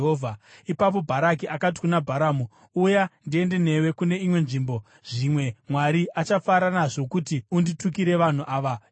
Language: Shona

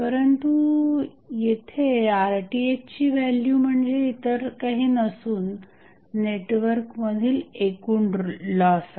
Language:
Marathi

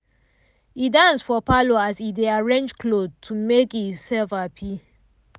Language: Nigerian Pidgin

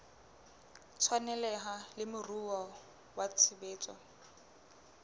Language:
Southern Sotho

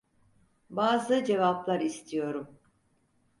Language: Turkish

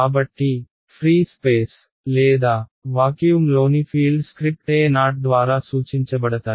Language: Telugu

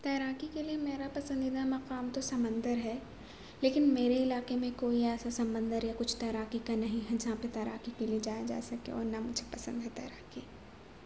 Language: Urdu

